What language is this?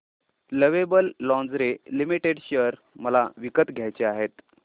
Marathi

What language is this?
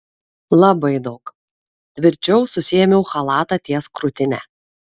Lithuanian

